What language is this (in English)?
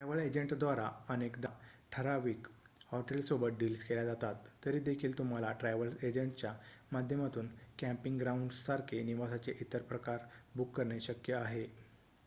Marathi